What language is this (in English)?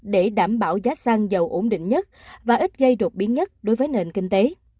Vietnamese